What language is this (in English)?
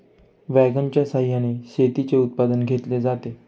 Marathi